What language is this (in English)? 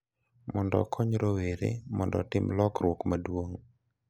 Luo (Kenya and Tanzania)